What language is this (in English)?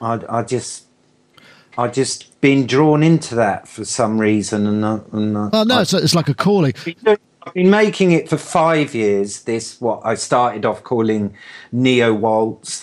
English